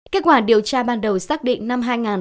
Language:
Vietnamese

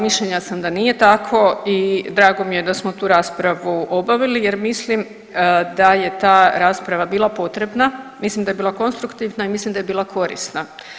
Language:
Croatian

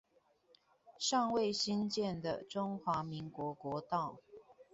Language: Chinese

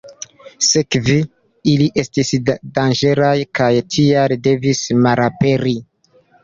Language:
Esperanto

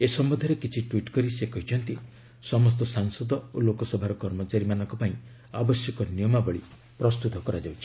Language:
Odia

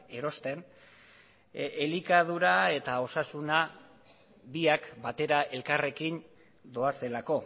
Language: Basque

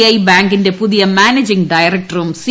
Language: Malayalam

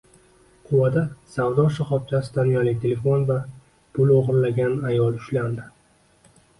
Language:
Uzbek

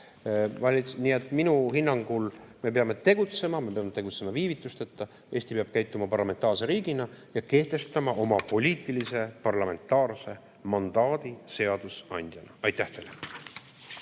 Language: Estonian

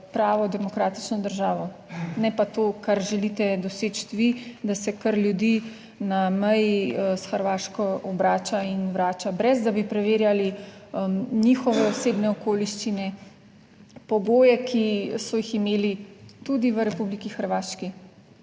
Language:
Slovenian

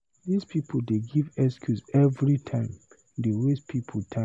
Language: Nigerian Pidgin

